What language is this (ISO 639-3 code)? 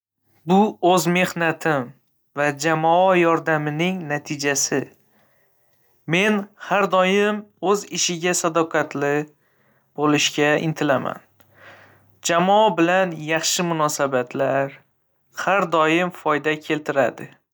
uzb